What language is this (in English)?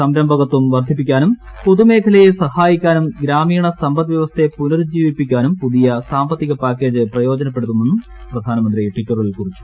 Malayalam